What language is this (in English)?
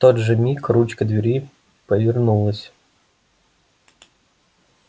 Russian